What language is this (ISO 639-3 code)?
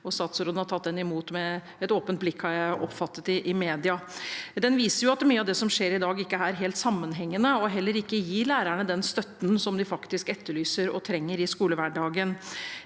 nor